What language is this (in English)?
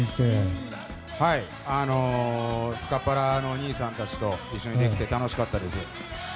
Japanese